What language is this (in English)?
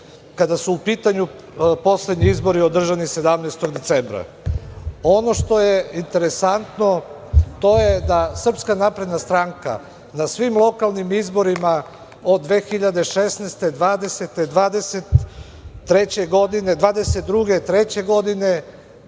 Serbian